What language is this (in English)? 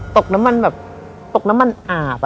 Thai